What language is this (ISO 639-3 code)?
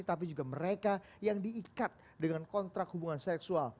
ind